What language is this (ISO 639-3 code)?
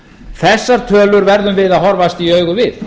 isl